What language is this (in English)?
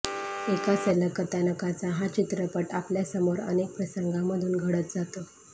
Marathi